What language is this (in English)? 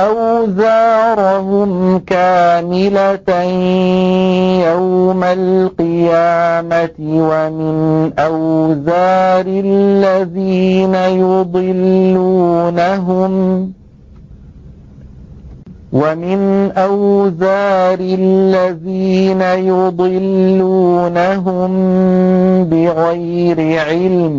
Arabic